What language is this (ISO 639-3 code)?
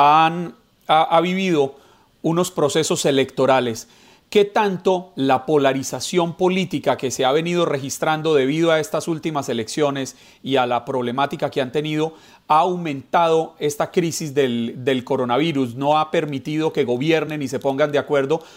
spa